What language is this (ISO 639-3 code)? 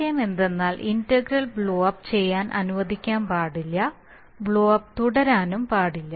mal